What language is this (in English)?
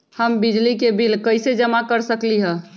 Magahi